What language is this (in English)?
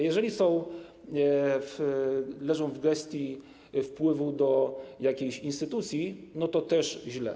Polish